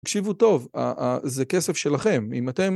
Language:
Hebrew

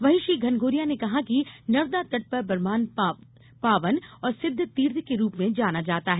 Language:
Hindi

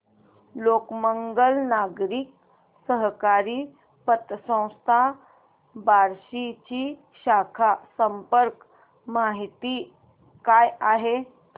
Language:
Marathi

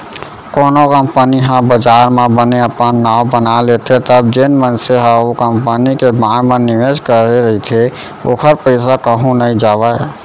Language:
Chhattisgarhi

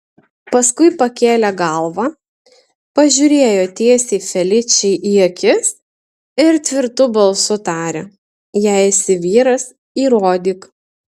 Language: Lithuanian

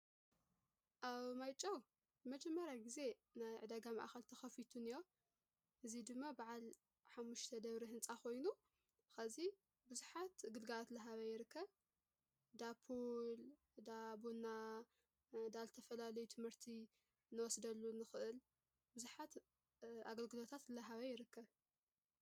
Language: Tigrinya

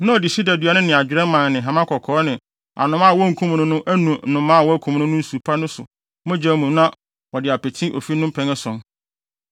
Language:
Akan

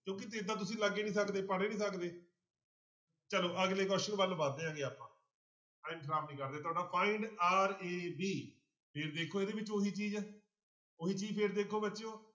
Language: Punjabi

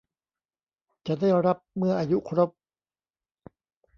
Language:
Thai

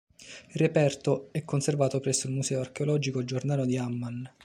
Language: Italian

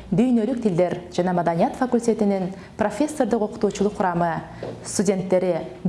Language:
Turkish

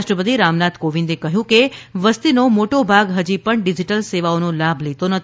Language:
Gujarati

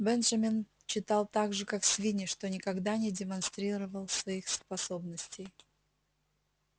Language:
Russian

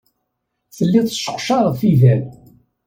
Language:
Kabyle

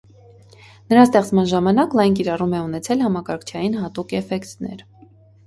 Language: Armenian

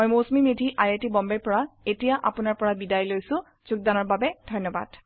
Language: Assamese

